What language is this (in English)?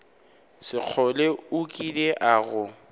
Northern Sotho